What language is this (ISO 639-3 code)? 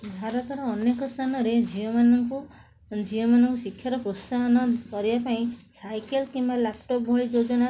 ori